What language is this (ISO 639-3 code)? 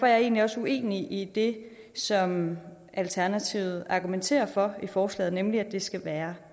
dan